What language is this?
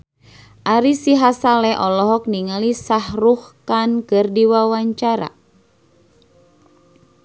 Sundanese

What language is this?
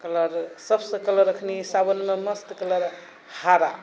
Maithili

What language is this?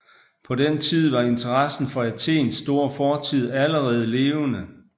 Danish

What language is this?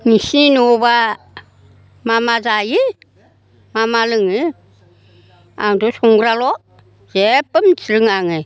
Bodo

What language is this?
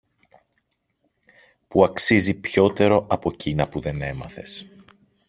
Greek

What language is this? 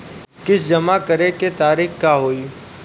Bhojpuri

